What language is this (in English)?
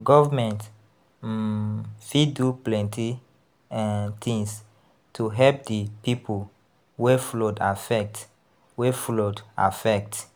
Nigerian Pidgin